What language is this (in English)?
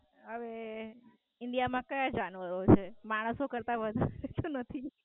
Gujarati